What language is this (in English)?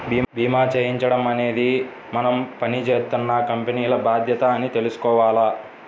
Telugu